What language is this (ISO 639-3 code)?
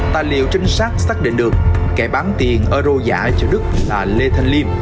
vie